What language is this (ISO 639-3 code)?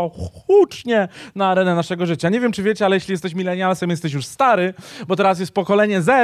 pol